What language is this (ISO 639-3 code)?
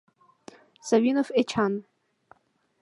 chm